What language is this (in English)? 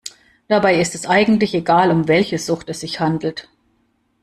German